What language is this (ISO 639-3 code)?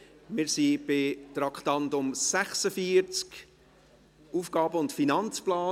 gsw